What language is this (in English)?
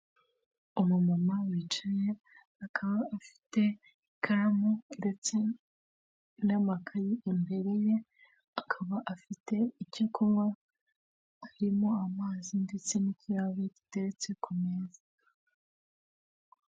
Kinyarwanda